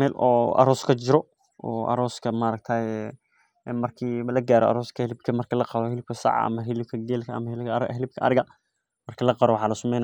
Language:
Somali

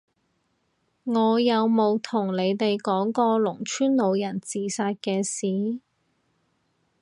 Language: Cantonese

